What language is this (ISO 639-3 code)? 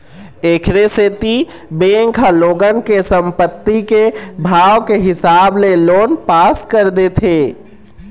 hne